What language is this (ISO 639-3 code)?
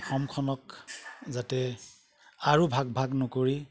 asm